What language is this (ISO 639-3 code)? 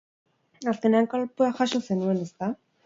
eus